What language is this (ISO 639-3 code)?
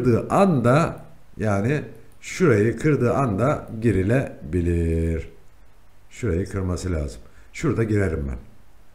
tur